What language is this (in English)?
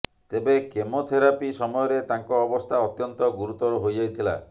Odia